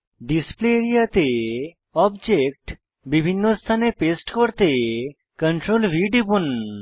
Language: Bangla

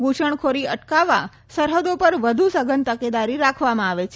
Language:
Gujarati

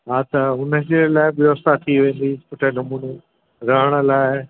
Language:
Sindhi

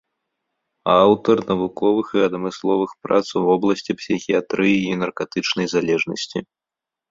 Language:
Belarusian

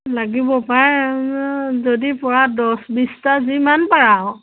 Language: Assamese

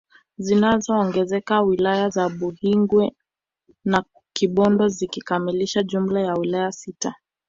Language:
Swahili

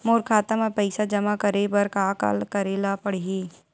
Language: Chhattisgarhi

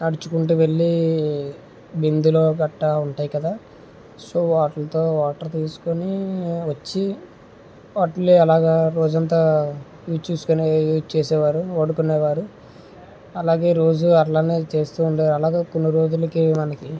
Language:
Telugu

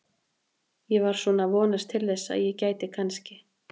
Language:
Icelandic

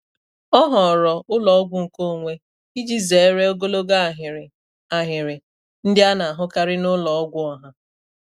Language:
Igbo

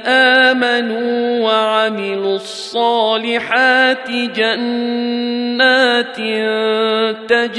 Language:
Arabic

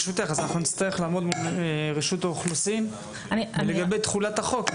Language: Hebrew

